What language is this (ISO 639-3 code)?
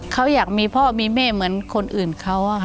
tha